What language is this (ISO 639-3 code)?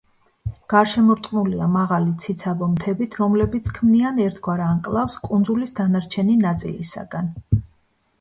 kat